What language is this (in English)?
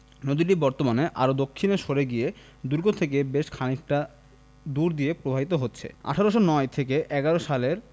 Bangla